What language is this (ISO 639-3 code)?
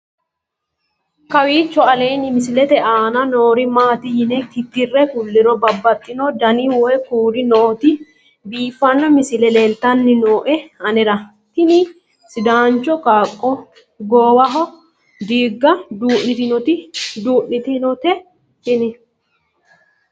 sid